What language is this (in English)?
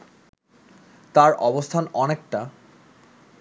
Bangla